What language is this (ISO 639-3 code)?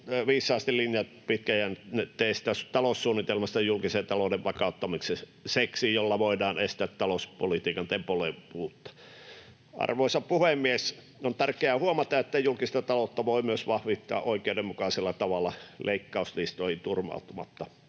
fin